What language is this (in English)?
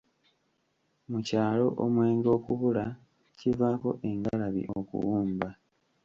Ganda